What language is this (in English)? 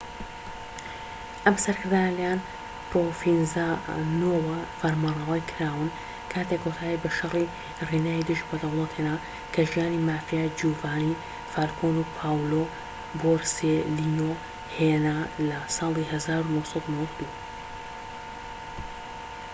Central Kurdish